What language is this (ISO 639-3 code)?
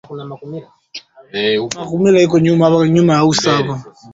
swa